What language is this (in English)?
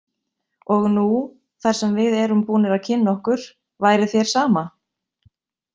Icelandic